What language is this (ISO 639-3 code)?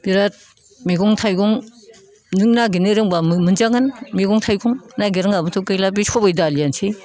brx